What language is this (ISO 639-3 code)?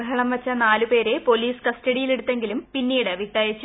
mal